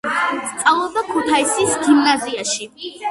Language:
Georgian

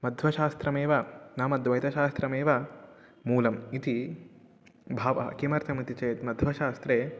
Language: Sanskrit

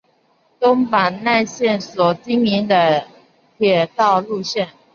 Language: Chinese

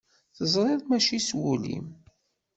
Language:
Kabyle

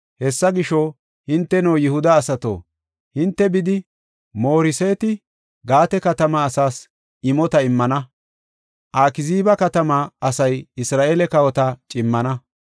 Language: Gofa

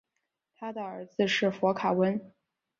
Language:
Chinese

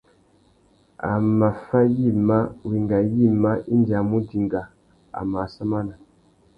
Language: Tuki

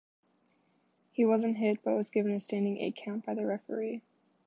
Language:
English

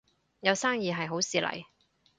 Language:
Cantonese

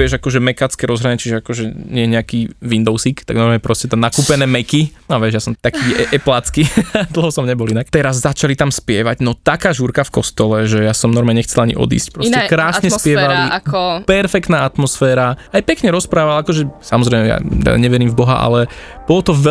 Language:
Slovak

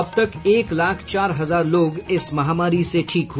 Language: Hindi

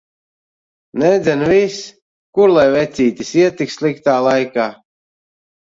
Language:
Latvian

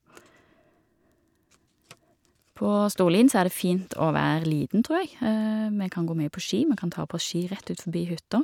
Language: Norwegian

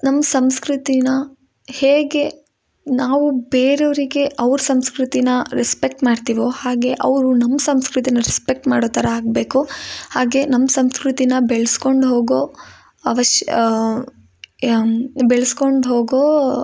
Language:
Kannada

